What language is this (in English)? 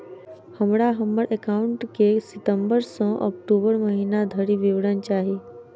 Maithili